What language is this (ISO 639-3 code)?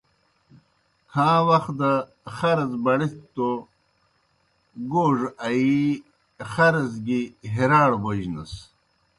plk